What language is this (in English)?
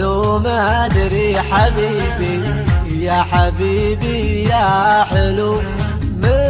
Arabic